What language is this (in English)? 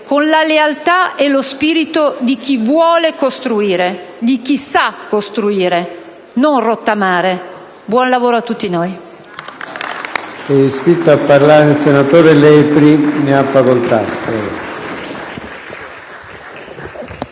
Italian